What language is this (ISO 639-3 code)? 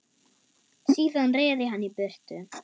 isl